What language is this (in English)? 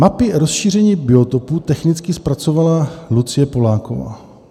Czech